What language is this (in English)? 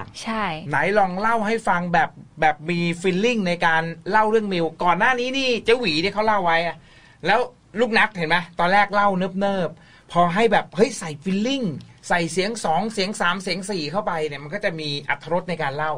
Thai